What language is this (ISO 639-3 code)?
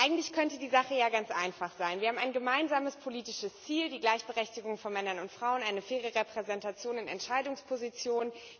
deu